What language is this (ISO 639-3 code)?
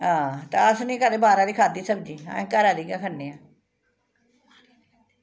doi